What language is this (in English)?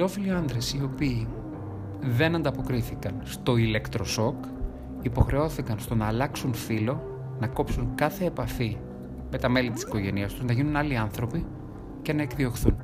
Greek